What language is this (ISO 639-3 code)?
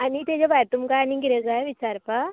kok